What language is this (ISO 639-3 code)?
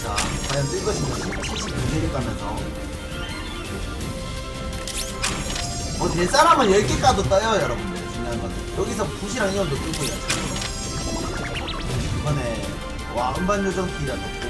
kor